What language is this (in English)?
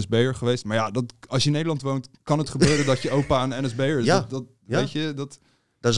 Dutch